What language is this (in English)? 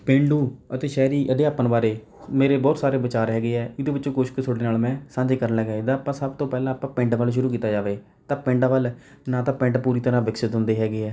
Punjabi